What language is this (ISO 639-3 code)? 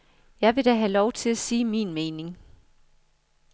dan